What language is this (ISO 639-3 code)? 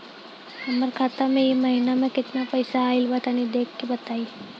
bho